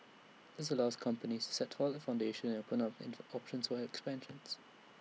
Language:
English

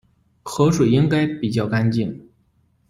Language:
Chinese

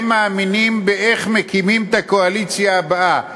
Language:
Hebrew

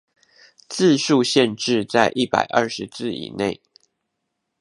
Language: Chinese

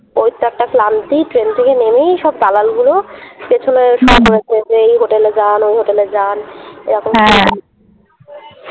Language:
Bangla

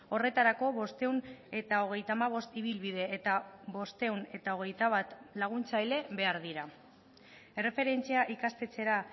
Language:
Basque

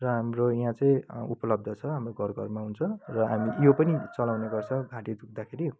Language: Nepali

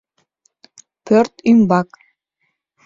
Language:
Mari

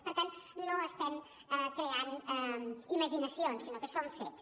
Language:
Catalan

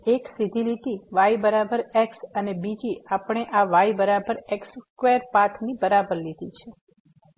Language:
Gujarati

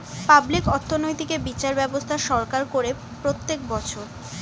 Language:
Bangla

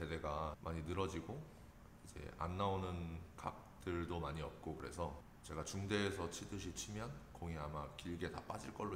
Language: Korean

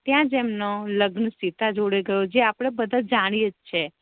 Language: Gujarati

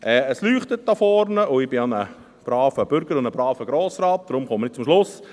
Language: Swiss German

